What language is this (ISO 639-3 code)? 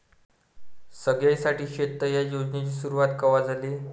mar